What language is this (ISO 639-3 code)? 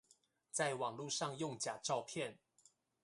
zho